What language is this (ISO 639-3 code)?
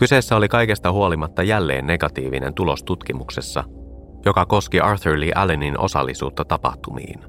fin